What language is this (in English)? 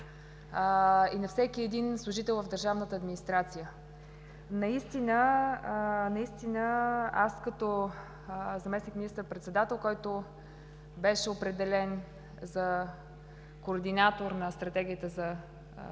Bulgarian